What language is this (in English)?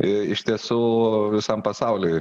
Lithuanian